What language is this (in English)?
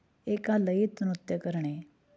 Marathi